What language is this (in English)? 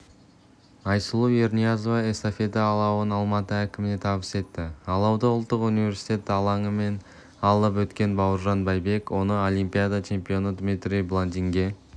Kazakh